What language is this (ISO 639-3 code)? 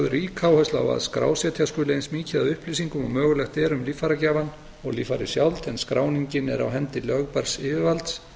isl